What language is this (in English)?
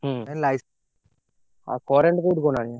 Odia